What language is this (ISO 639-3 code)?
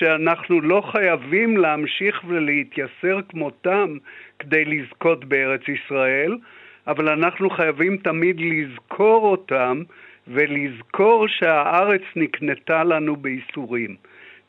heb